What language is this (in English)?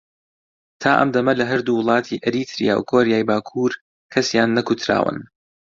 Central Kurdish